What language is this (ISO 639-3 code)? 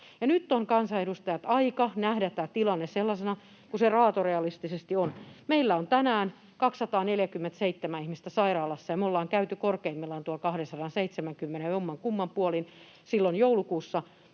fin